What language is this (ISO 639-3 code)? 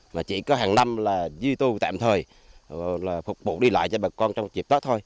vie